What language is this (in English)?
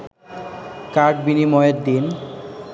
Bangla